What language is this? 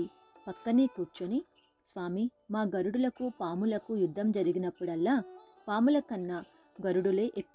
Telugu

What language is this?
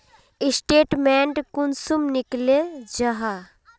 Magahi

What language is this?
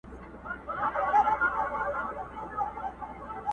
Pashto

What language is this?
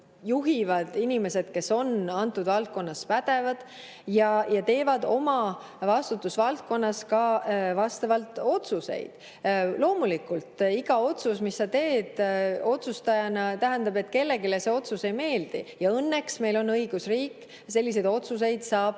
Estonian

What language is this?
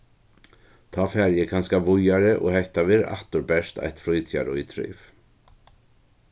Faroese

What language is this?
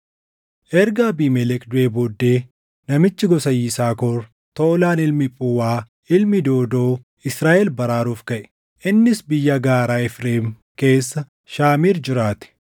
Oromo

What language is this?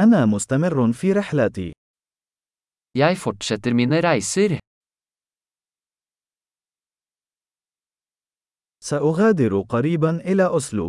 Arabic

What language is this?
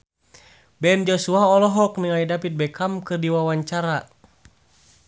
Sundanese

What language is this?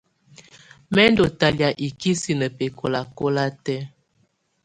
Tunen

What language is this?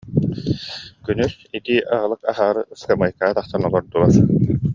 Yakut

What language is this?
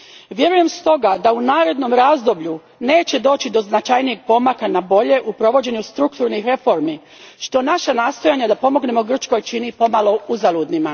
Croatian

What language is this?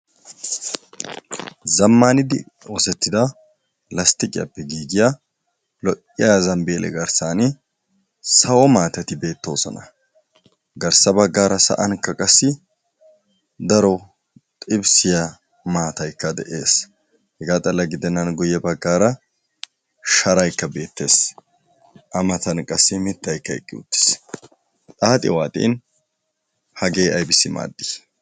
Wolaytta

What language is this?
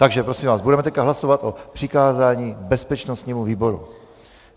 Czech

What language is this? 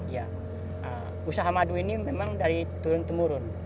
Indonesian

